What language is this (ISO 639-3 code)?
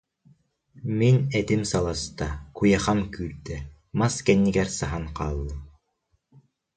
sah